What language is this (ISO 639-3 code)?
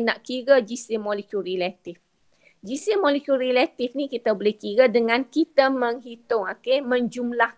msa